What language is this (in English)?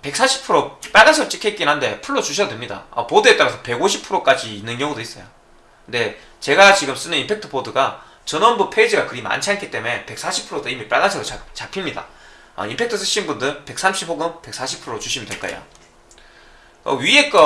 Korean